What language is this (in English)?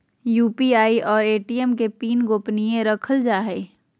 Magahi